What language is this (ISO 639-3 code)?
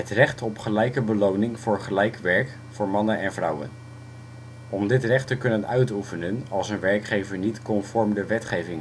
nld